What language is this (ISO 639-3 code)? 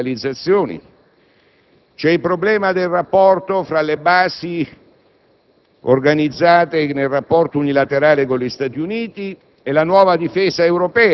ita